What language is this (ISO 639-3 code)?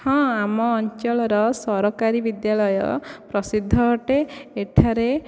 ori